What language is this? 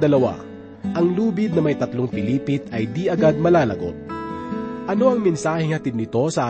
Filipino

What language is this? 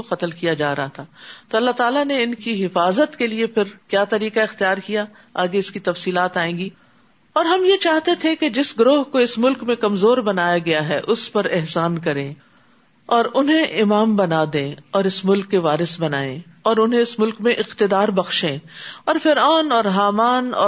Urdu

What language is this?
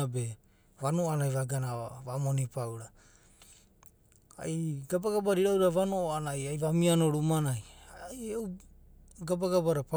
Abadi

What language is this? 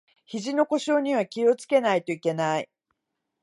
Japanese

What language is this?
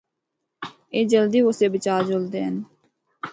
Northern Hindko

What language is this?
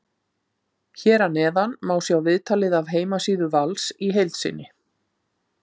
Icelandic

